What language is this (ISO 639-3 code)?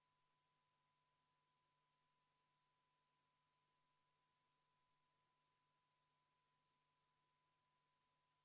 est